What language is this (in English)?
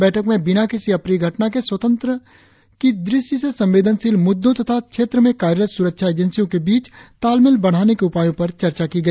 Hindi